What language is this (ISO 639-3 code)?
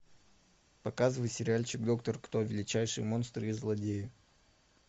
rus